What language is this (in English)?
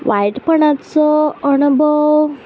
Konkani